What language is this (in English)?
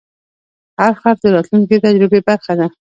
Pashto